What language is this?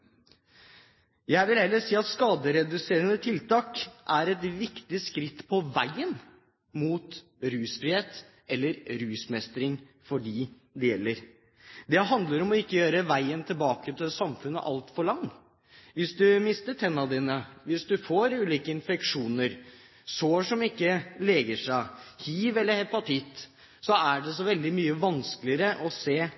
Norwegian Bokmål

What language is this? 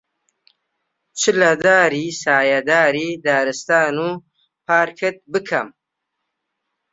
Central Kurdish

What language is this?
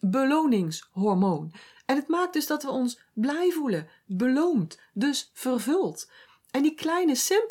Dutch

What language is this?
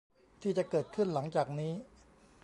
Thai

